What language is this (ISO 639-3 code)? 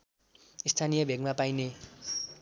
nep